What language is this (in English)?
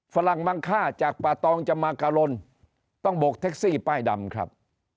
Thai